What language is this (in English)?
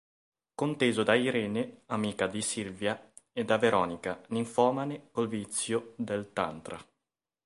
Italian